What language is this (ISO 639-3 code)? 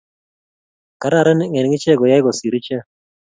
kln